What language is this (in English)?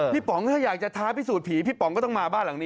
Thai